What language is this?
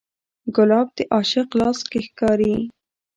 Pashto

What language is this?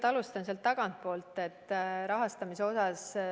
Estonian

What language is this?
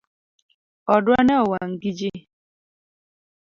Luo (Kenya and Tanzania)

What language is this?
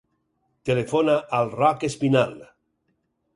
Catalan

